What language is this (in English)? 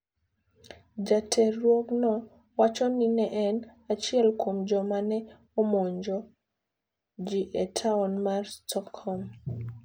Luo (Kenya and Tanzania)